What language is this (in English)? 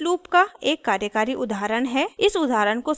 Hindi